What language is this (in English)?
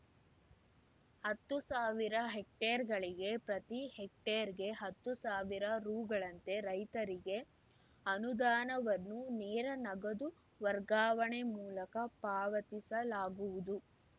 Kannada